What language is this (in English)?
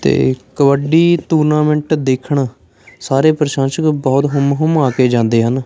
Punjabi